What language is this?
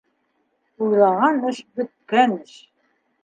Bashkir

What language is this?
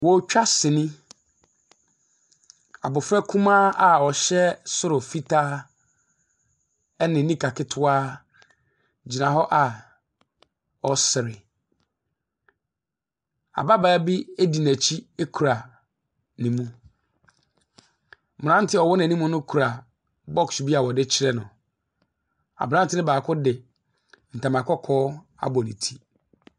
Akan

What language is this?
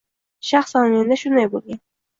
Uzbek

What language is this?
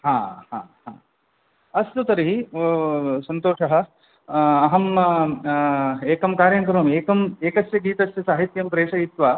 Sanskrit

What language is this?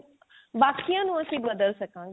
Punjabi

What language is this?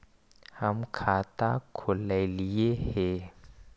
Magahi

